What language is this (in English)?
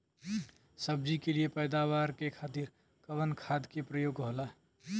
Bhojpuri